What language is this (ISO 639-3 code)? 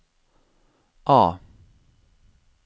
nor